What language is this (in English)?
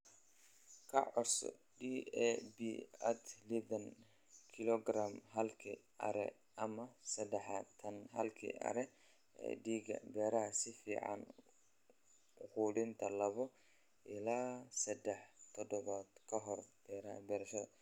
Somali